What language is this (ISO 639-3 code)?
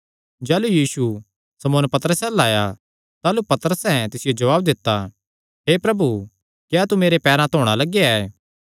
xnr